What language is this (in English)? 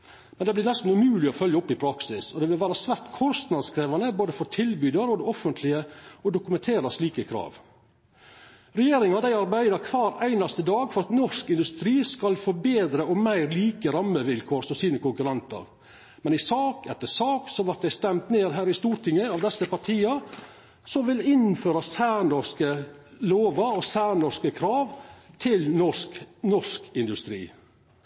Norwegian Nynorsk